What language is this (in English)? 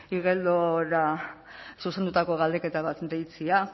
Basque